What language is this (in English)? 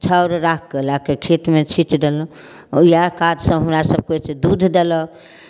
Maithili